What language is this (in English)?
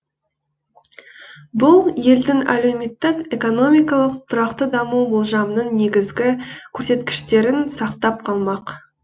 Kazakh